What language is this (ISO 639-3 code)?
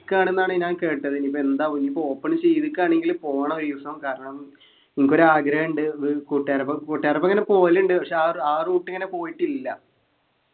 mal